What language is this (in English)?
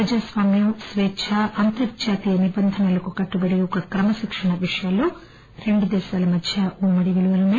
Telugu